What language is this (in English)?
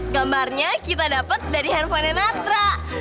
Indonesian